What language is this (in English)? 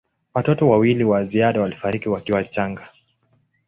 Swahili